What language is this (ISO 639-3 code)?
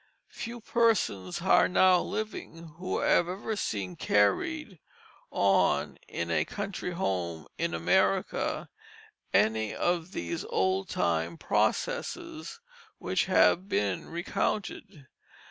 eng